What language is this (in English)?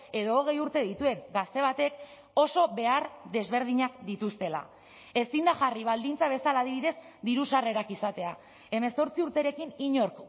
Basque